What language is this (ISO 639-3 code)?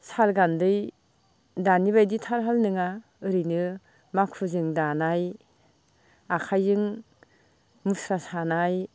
brx